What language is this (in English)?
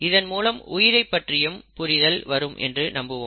Tamil